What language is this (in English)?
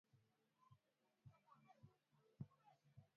Swahili